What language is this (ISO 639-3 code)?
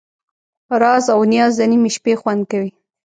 pus